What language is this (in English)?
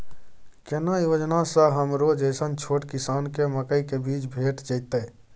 Maithili